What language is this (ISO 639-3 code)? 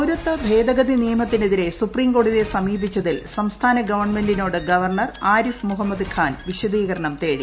mal